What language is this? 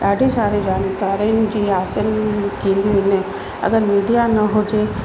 Sindhi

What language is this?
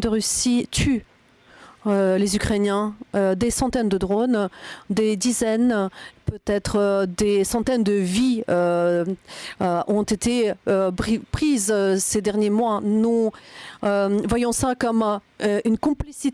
French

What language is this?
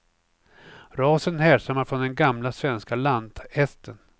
Swedish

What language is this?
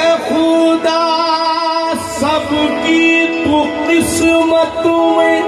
Punjabi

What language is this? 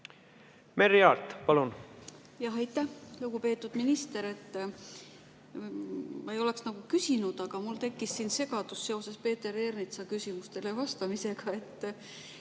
Estonian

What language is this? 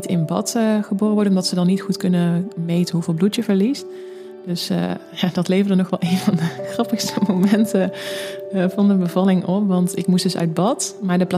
Dutch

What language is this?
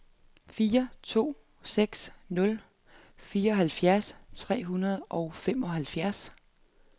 Danish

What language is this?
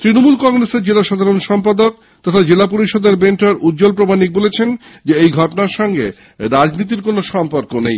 Bangla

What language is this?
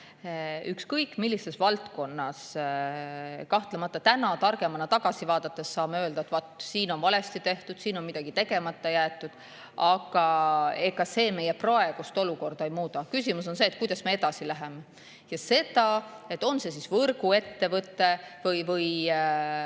Estonian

